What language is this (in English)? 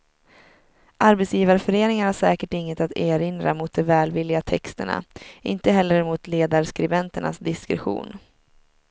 Swedish